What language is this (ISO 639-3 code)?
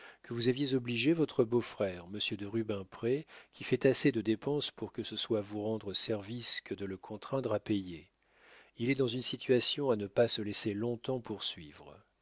fra